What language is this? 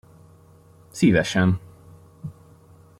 Hungarian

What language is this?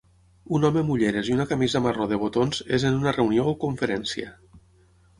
Catalan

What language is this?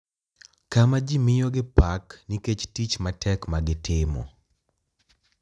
Luo (Kenya and Tanzania)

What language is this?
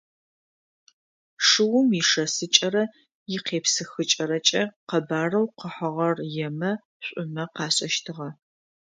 Adyghe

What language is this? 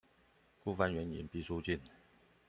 Chinese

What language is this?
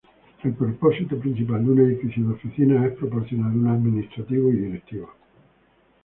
Spanish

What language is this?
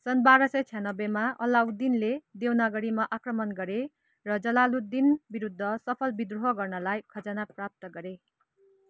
Nepali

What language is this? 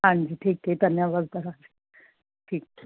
Punjabi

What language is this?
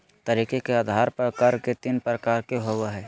Magahi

